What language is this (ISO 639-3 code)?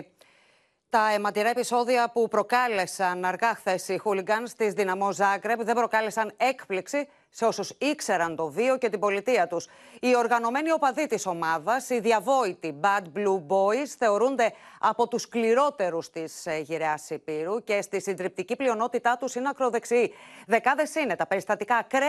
ell